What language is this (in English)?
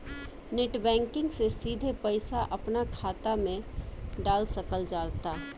Bhojpuri